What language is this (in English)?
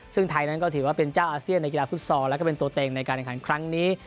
Thai